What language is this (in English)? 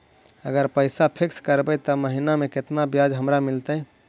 Magahi